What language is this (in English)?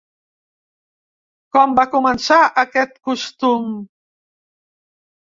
Catalan